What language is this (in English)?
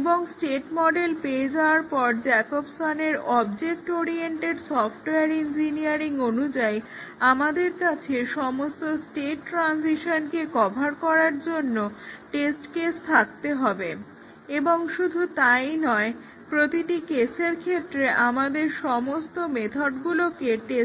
Bangla